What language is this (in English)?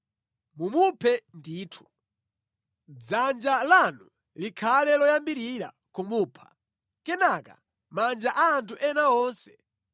Nyanja